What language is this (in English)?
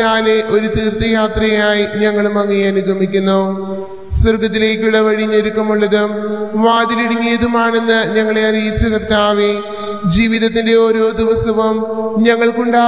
Malayalam